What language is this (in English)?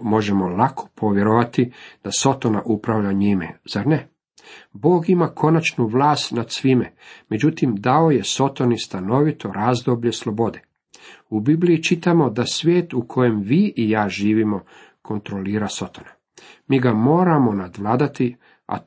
Croatian